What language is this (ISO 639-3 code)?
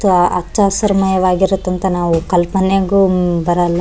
kan